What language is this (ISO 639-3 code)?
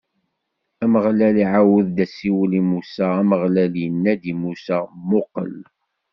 kab